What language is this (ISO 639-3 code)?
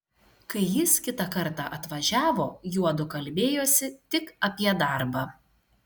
lit